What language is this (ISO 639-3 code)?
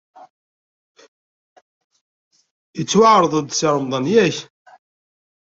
kab